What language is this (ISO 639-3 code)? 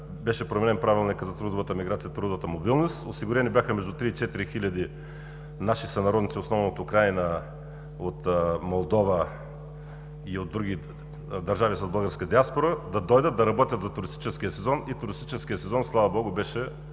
bul